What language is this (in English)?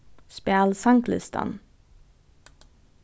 Faroese